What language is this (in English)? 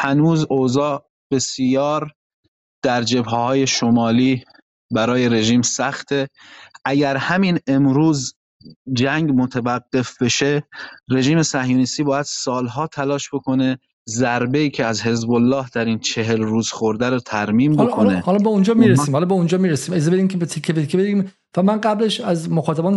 Persian